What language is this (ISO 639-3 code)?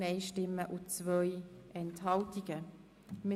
gsw